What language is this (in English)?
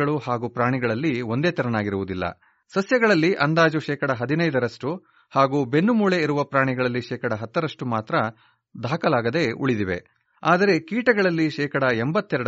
Kannada